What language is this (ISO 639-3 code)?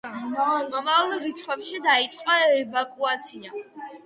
kat